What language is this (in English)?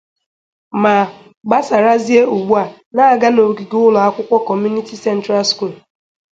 Igbo